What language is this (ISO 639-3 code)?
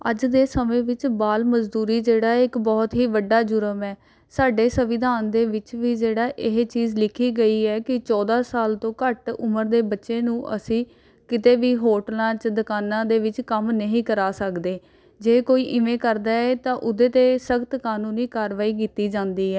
pan